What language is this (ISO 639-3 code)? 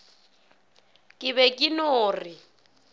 nso